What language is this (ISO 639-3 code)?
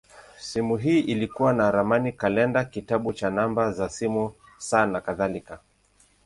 swa